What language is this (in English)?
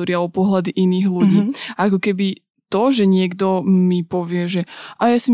Slovak